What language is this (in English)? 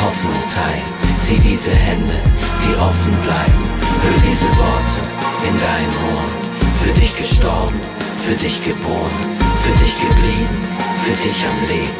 German